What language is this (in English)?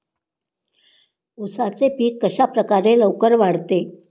Marathi